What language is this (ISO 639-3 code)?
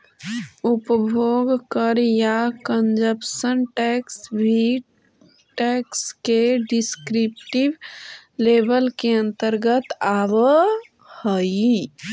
mag